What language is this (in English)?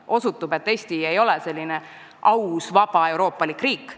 Estonian